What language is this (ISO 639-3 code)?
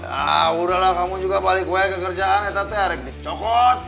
ind